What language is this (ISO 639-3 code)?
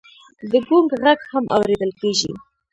pus